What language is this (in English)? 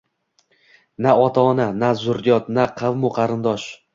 Uzbek